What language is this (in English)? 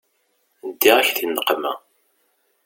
Kabyle